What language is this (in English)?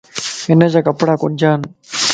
Lasi